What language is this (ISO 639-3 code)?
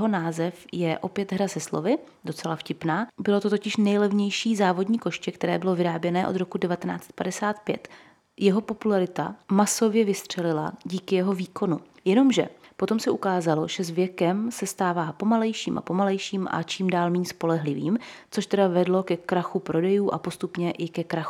ces